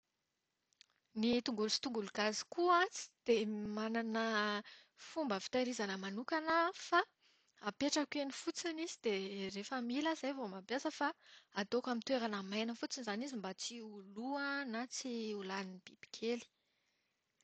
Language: Malagasy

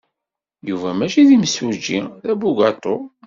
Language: Kabyle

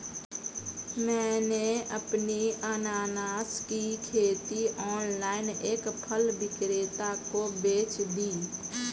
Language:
Hindi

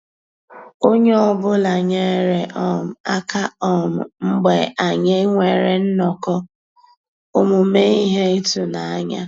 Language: Igbo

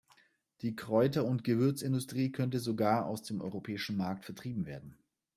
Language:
German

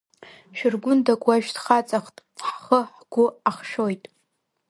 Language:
Abkhazian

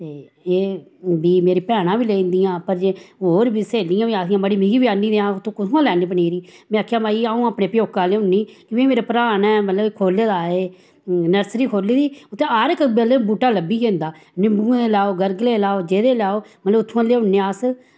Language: Dogri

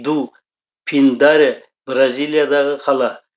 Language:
Kazakh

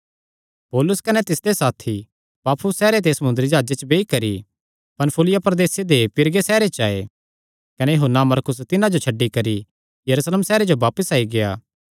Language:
Kangri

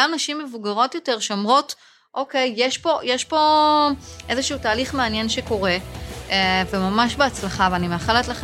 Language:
Hebrew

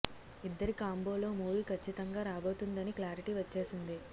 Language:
Telugu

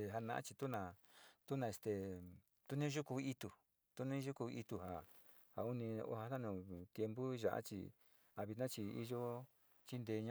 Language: Sinicahua Mixtec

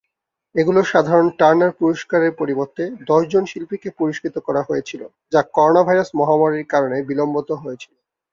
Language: Bangla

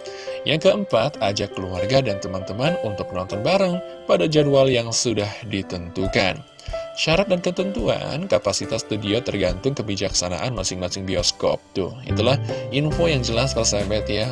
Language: Indonesian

